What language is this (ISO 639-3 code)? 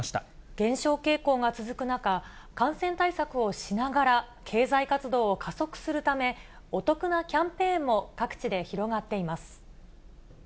jpn